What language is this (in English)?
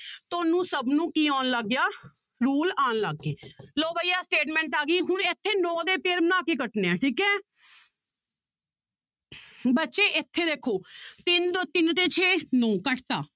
Punjabi